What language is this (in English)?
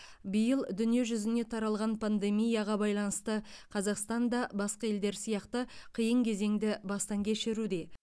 Kazakh